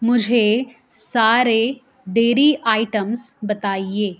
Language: Urdu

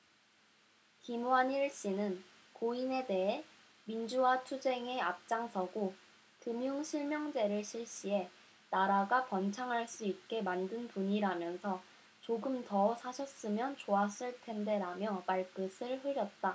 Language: Korean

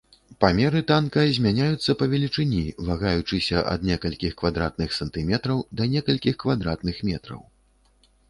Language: Belarusian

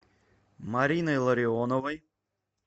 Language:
Russian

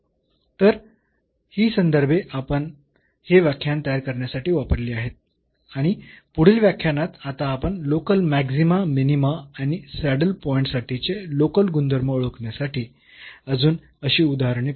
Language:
Marathi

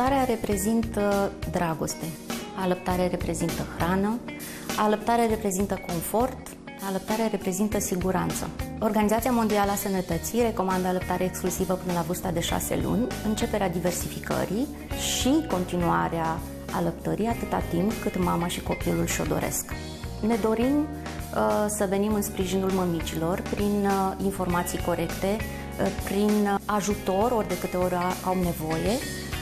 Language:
Romanian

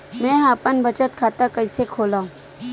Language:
Chhattisgarhi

